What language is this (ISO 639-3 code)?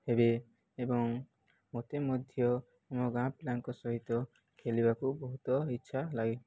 ori